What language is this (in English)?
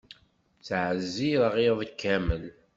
Kabyle